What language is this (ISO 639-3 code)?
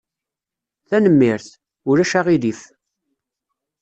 kab